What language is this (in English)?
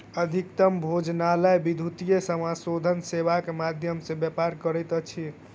Maithili